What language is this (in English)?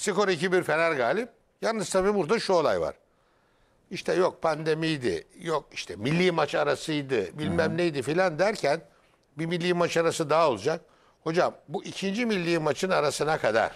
Turkish